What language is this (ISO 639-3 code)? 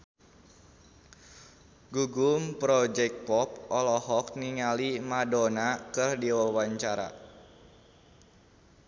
sun